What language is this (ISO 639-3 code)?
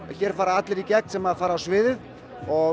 isl